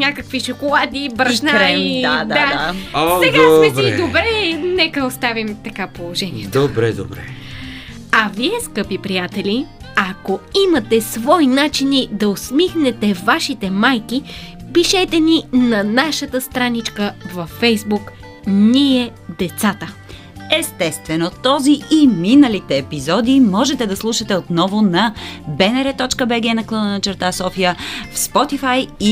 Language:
Bulgarian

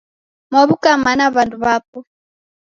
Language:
Taita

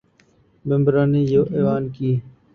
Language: Urdu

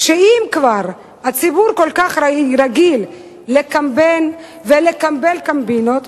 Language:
Hebrew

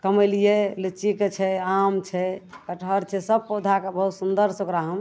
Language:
Maithili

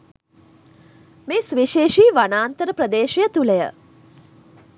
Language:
Sinhala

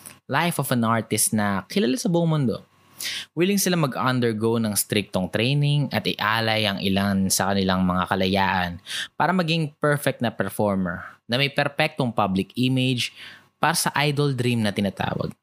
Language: Filipino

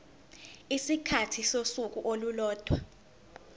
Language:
Zulu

